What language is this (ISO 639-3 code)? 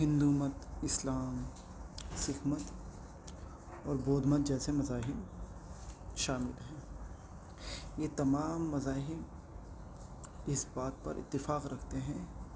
urd